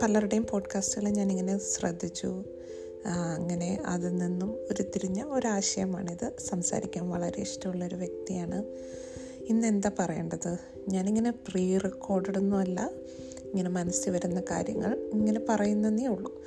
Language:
Malayalam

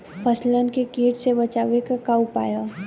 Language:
Bhojpuri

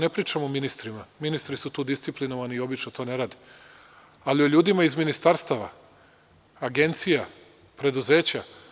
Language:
Serbian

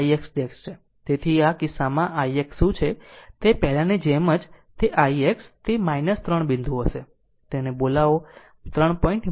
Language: Gujarati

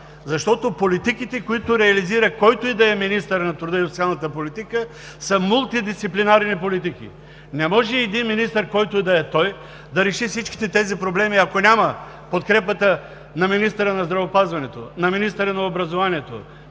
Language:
Bulgarian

